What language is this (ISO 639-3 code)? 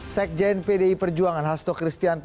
ind